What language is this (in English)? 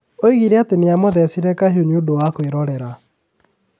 Kikuyu